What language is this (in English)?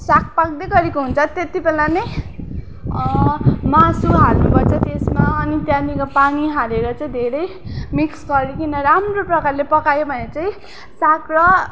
Nepali